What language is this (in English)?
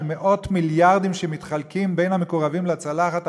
Hebrew